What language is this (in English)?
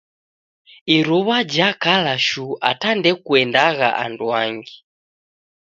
Taita